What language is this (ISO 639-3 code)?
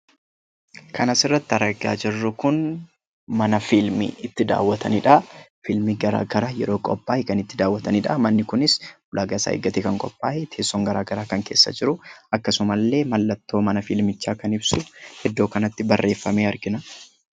orm